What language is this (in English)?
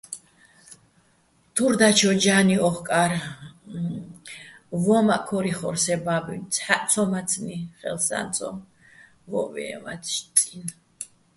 Bats